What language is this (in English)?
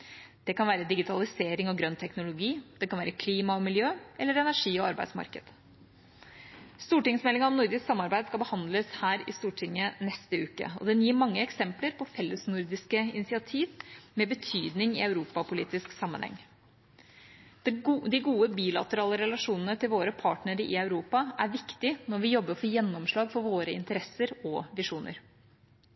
Norwegian Bokmål